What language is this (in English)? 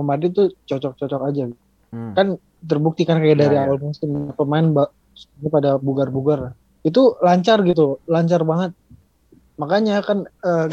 Indonesian